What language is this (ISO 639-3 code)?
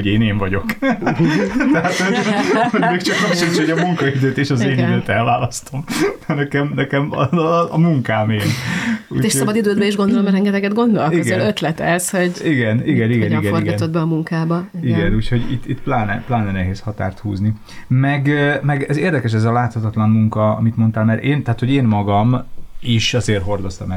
hun